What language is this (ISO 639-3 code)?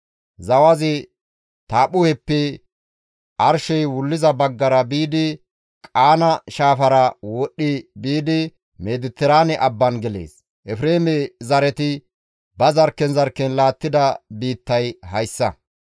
gmv